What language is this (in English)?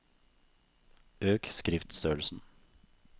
Norwegian